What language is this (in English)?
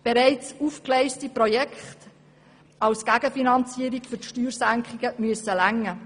Swiss German